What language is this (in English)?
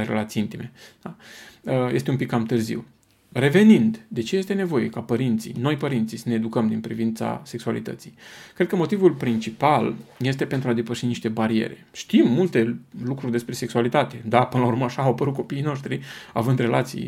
Romanian